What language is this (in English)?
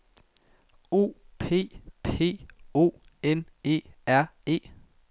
Danish